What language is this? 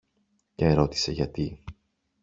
Greek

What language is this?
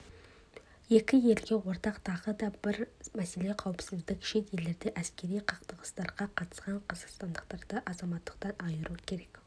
Kazakh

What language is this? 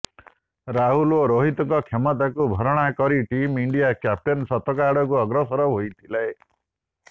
Odia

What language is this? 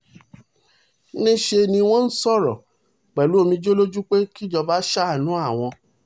Yoruba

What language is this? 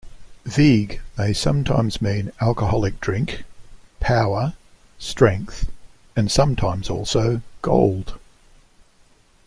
English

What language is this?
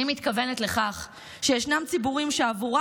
Hebrew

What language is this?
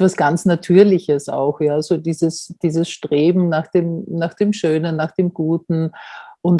German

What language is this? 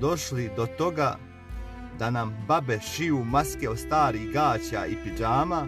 Croatian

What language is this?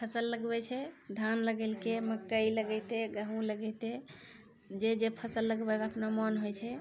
Maithili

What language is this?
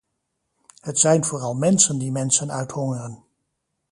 Dutch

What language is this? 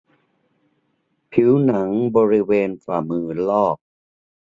Thai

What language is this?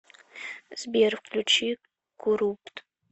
Russian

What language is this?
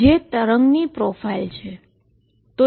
Gujarati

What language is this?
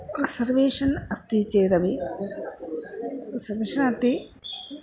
Sanskrit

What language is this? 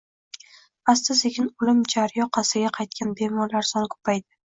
Uzbek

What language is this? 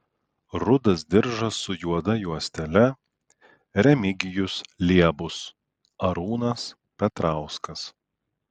Lithuanian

